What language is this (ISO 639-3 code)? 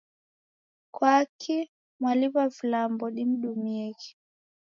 dav